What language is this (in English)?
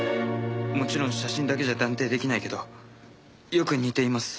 Japanese